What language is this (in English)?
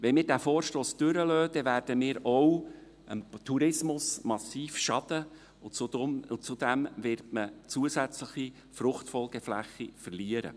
Swiss German